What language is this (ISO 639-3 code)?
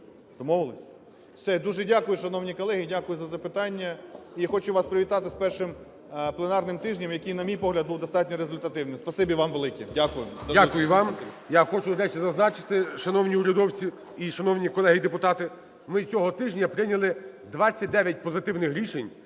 ukr